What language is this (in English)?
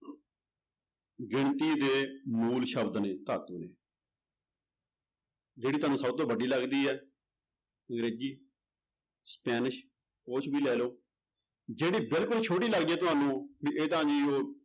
Punjabi